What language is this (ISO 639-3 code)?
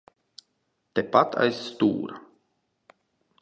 lav